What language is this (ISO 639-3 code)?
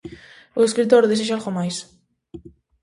glg